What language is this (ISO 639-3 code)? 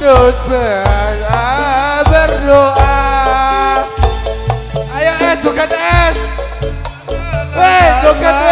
ara